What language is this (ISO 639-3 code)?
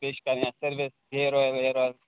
kas